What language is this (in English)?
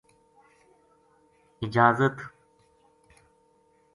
Gujari